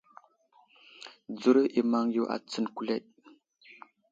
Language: Wuzlam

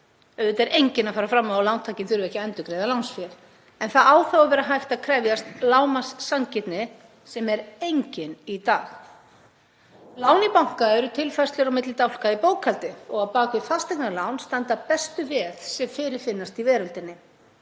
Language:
Icelandic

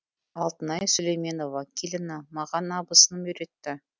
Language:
Kazakh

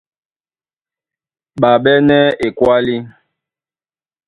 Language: Duala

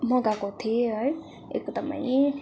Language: Nepali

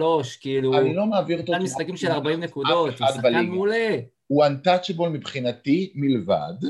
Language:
Hebrew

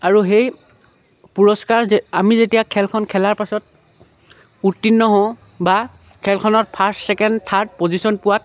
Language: Assamese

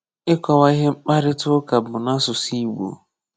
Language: Igbo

